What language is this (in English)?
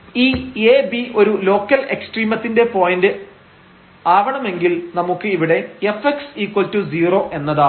Malayalam